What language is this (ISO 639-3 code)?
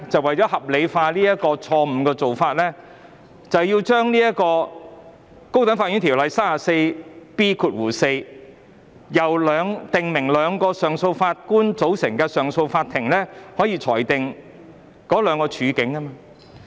yue